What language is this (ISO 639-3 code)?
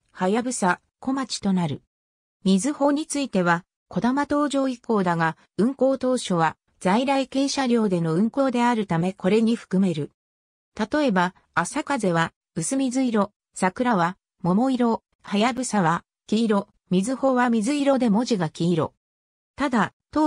jpn